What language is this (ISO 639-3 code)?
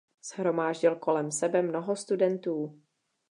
ces